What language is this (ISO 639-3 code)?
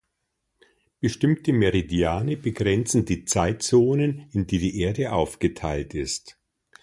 deu